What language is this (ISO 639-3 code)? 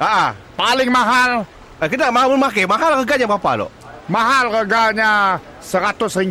msa